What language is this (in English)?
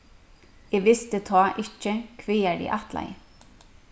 Faroese